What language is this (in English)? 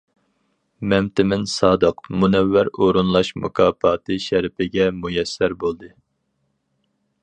Uyghur